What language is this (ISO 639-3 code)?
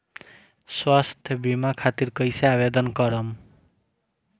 bho